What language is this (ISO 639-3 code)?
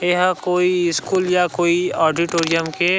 hne